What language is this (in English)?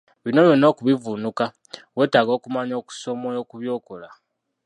Ganda